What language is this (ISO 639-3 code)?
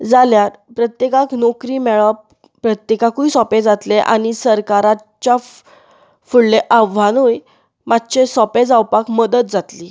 kok